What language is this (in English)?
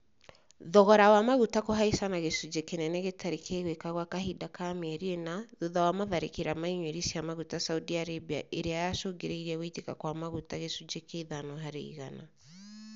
Kikuyu